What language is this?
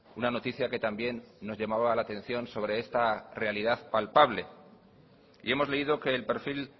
Spanish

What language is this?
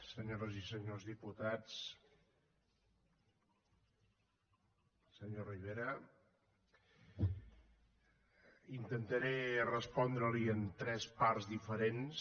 Catalan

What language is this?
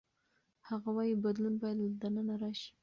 Pashto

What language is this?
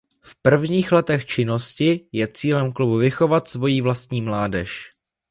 Czech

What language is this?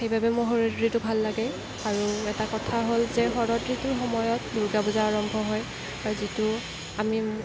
Assamese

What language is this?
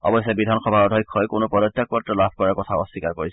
Assamese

